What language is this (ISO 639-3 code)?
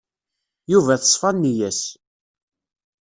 kab